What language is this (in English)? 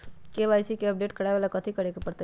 Magahi